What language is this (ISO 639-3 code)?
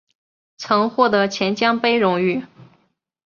zho